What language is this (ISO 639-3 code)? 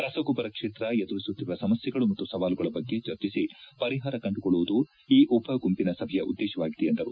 kan